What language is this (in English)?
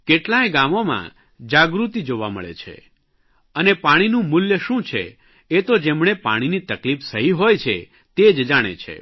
Gujarati